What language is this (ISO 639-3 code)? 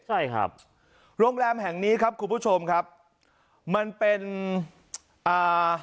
tha